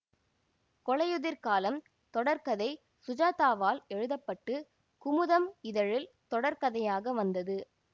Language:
Tamil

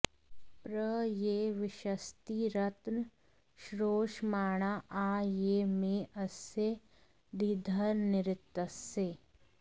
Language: Sanskrit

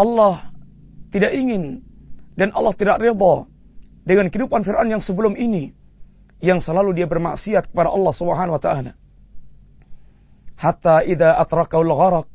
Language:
Malay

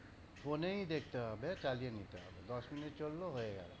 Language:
Bangla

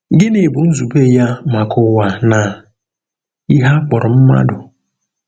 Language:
Igbo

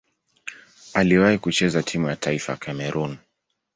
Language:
Swahili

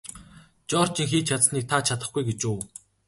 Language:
Mongolian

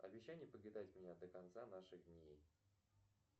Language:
Russian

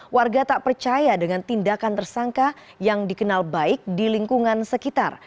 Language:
Indonesian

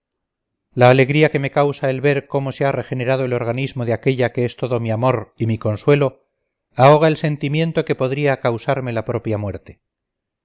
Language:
Spanish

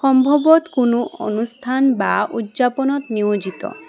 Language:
Assamese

